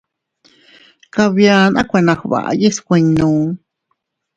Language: Teutila Cuicatec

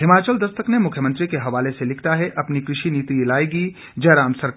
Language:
Hindi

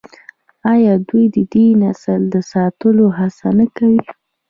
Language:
Pashto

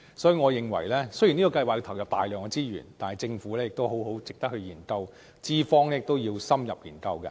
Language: Cantonese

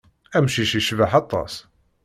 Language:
Kabyle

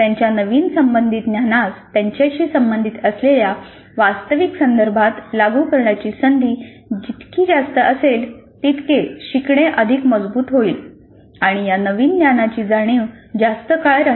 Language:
Marathi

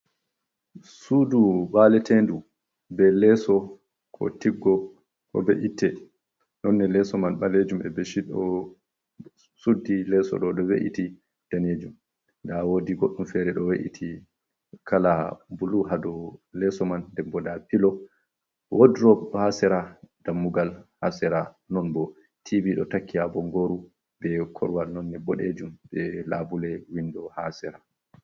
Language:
Fula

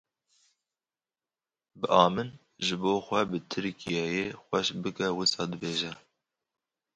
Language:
Kurdish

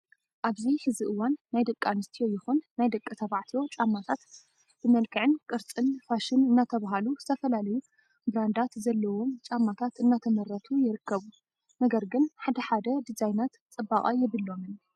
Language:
Tigrinya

